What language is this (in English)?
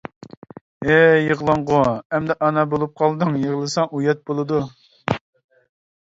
Uyghur